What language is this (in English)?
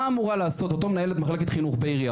Hebrew